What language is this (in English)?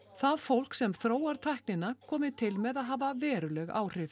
Icelandic